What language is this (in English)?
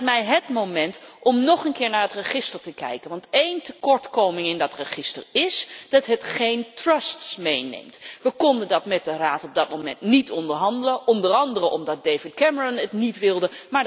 Dutch